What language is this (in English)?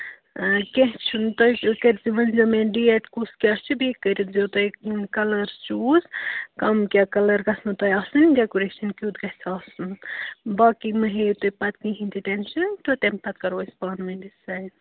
Kashmiri